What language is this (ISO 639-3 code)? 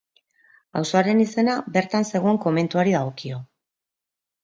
eus